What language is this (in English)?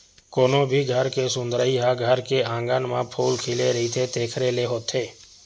Chhattisgarhi